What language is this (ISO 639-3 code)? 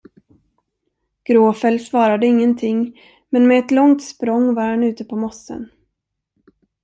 swe